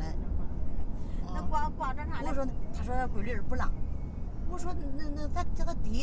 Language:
Chinese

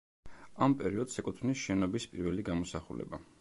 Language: Georgian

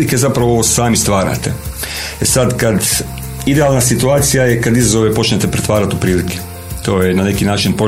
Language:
Croatian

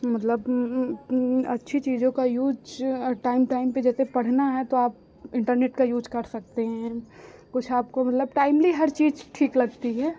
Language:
Hindi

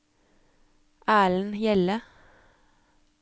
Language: Norwegian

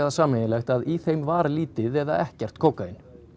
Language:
Icelandic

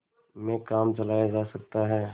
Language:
Hindi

